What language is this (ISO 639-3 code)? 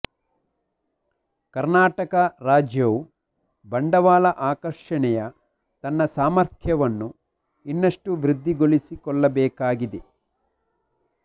kan